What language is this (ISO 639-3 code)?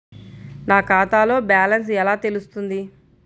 tel